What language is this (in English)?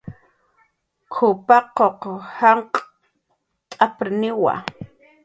Jaqaru